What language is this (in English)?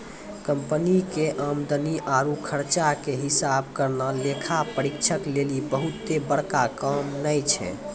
Maithili